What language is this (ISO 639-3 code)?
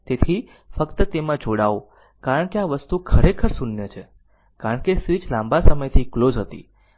guj